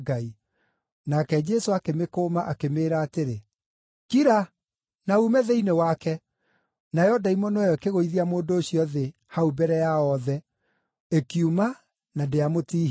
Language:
Kikuyu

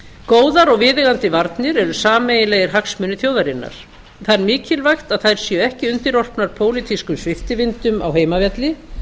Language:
Icelandic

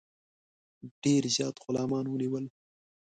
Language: Pashto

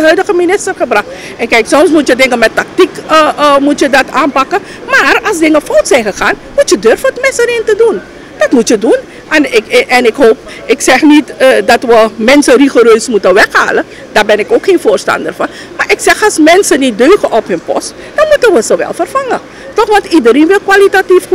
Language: Dutch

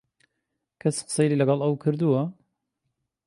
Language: Central Kurdish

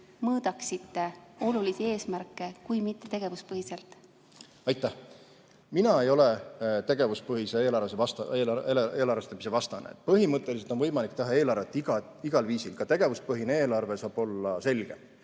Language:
Estonian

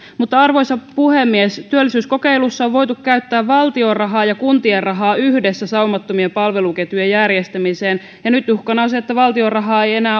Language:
Finnish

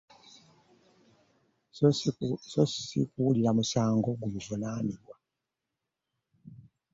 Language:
Ganda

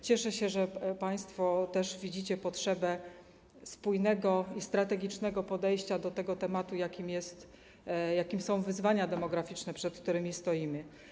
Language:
Polish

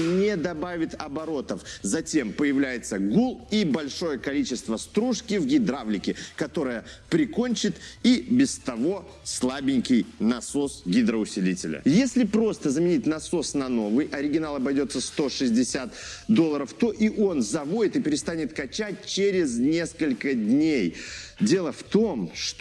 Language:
Russian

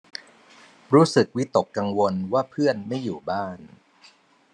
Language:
Thai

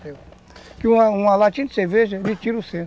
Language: Portuguese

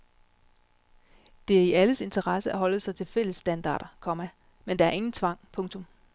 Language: Danish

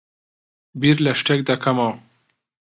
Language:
Central Kurdish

